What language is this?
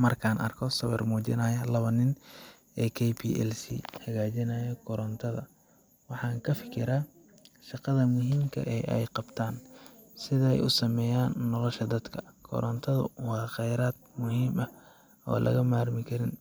Somali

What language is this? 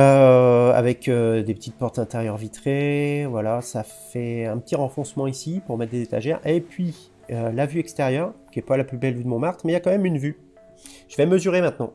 French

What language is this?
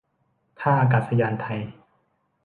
Thai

